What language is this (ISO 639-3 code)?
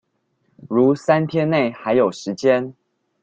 zho